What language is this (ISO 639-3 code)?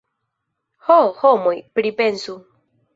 epo